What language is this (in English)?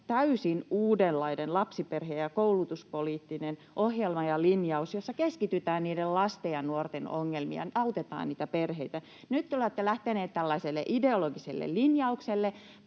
Finnish